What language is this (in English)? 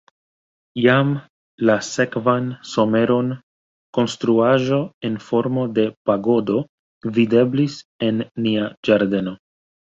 Esperanto